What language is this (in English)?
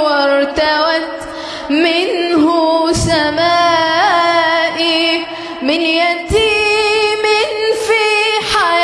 Arabic